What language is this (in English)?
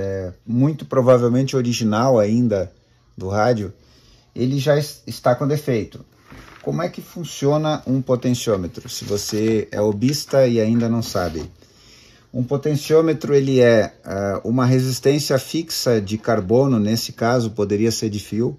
Portuguese